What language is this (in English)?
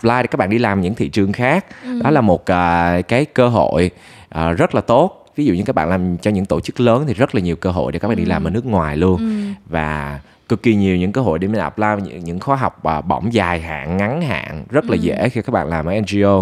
Vietnamese